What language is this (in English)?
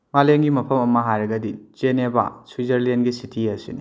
Manipuri